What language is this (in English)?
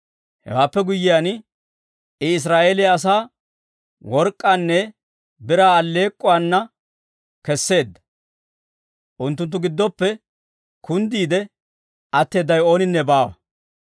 Dawro